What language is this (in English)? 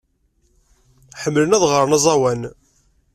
Kabyle